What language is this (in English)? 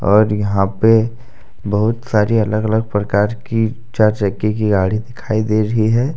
Hindi